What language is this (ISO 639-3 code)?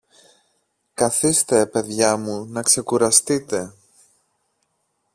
ell